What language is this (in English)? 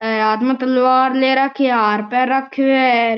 Marwari